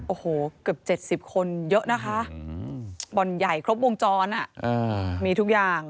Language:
Thai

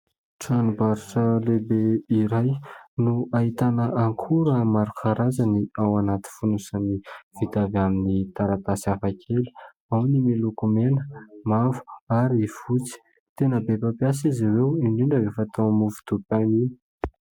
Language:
Malagasy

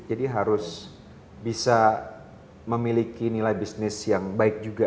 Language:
Indonesian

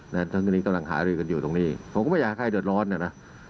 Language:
Thai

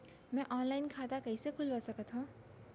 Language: Chhattisgarhi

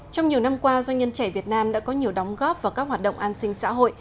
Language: Vietnamese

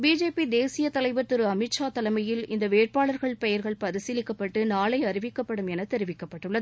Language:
Tamil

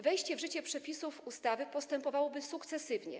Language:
Polish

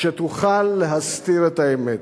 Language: Hebrew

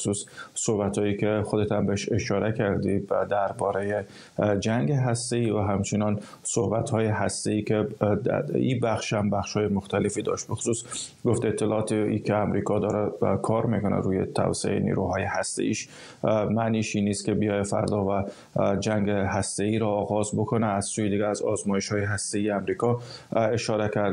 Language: Persian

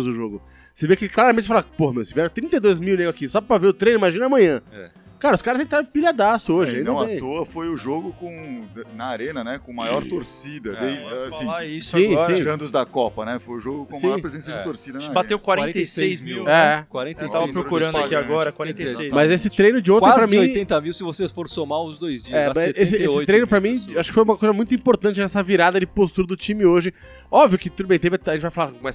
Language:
Portuguese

